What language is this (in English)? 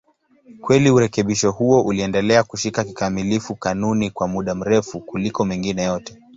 Swahili